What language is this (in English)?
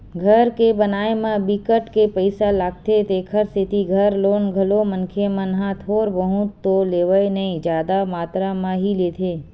Chhattisgarhi